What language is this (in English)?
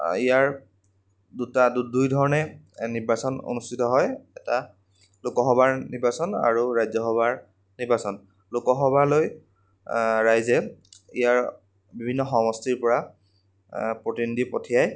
Assamese